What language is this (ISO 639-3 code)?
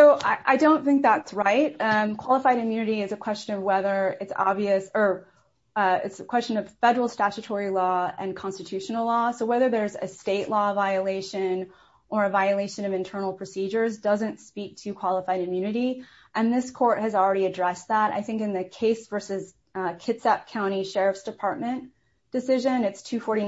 eng